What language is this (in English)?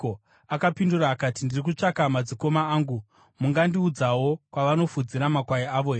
Shona